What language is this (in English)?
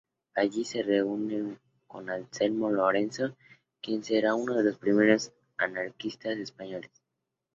Spanish